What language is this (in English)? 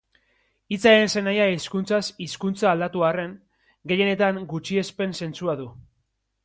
Basque